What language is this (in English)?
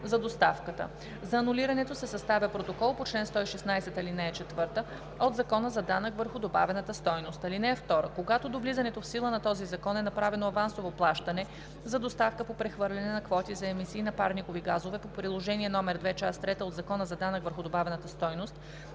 Bulgarian